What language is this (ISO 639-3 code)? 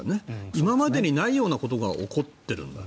jpn